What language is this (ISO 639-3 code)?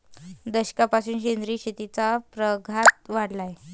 mar